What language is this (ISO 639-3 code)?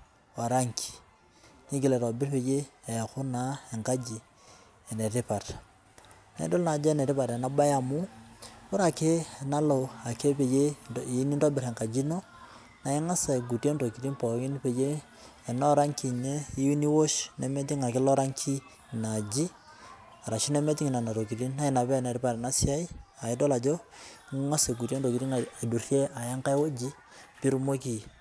mas